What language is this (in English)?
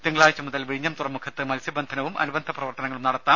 Malayalam